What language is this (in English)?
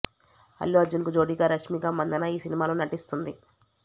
Telugu